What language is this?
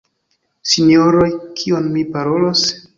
Esperanto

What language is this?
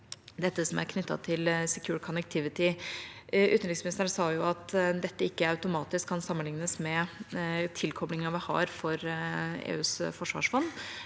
Norwegian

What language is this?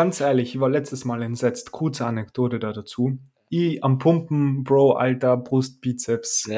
German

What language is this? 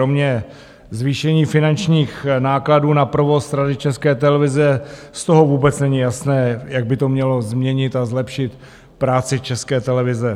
Czech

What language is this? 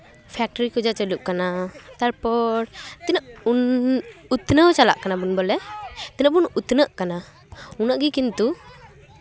Santali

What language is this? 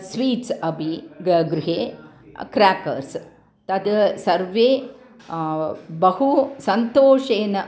Sanskrit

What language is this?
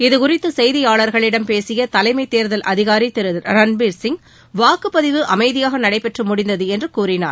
Tamil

